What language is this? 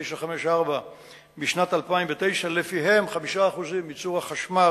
Hebrew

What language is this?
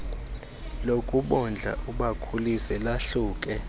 Xhosa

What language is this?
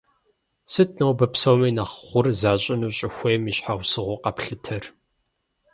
Kabardian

